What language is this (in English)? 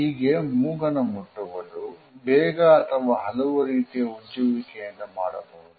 Kannada